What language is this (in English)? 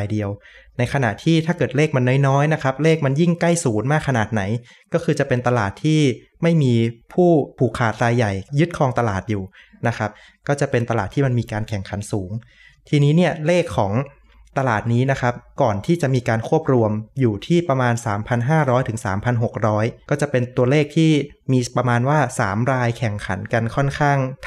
Thai